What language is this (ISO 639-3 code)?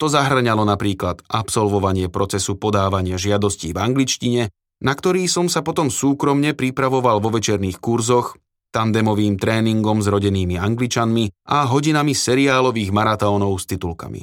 slk